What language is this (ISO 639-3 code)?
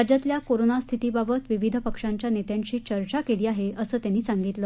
mar